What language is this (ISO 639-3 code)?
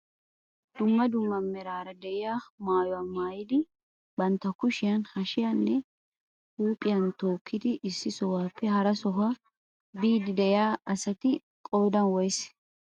wal